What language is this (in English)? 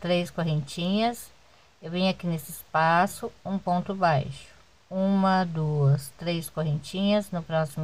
Portuguese